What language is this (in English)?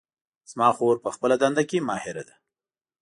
Pashto